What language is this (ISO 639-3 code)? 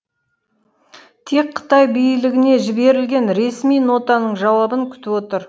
kaz